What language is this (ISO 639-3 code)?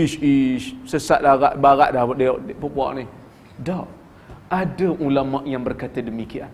msa